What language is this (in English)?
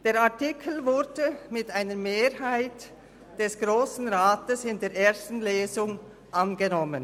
Swiss German